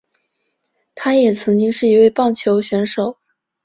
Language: Chinese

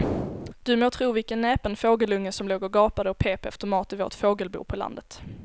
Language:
Swedish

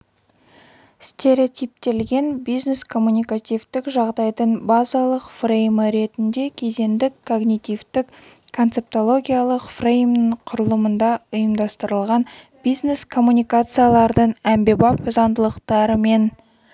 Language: Kazakh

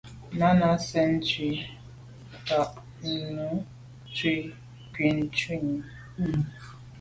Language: Medumba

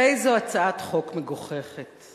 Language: Hebrew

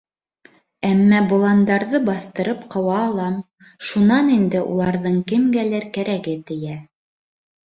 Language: Bashkir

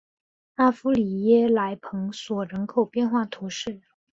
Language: Chinese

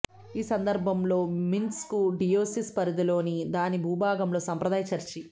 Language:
Telugu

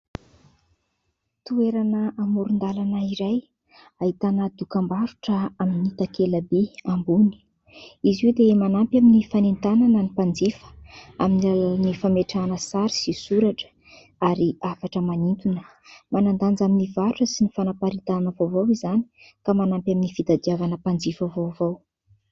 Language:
Malagasy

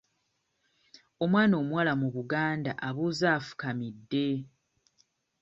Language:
Ganda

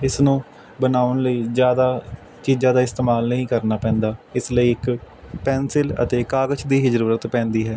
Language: Punjabi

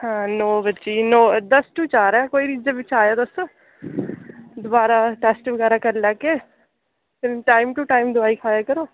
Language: Dogri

